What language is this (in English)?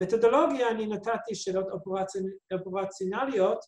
Hebrew